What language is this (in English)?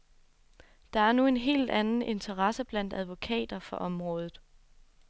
Danish